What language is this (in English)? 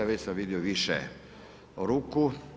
Croatian